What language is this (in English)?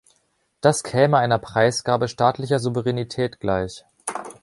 German